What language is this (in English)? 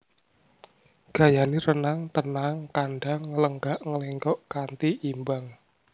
Javanese